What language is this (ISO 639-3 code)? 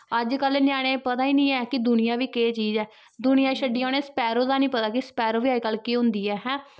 doi